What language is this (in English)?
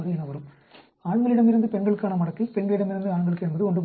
Tamil